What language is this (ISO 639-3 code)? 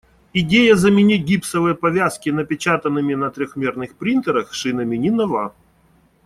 rus